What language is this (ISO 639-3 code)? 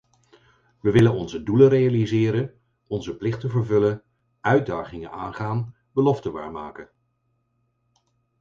nld